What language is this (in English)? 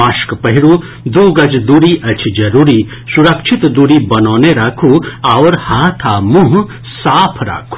Maithili